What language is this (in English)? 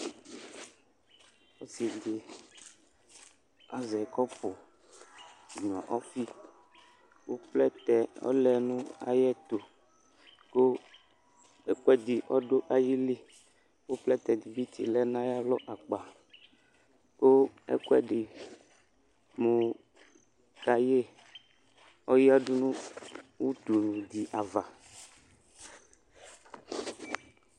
Ikposo